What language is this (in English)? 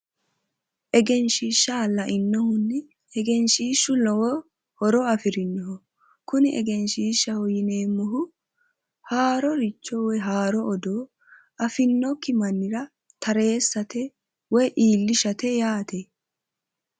Sidamo